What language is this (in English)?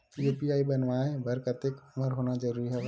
Chhattisgarhi